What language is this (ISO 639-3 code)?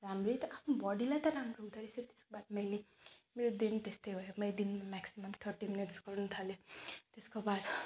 nep